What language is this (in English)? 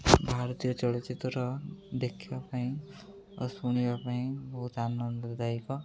Odia